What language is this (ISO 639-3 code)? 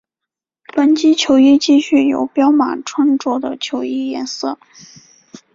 zho